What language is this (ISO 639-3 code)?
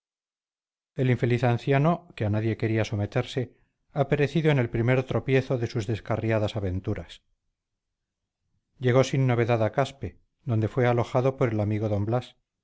spa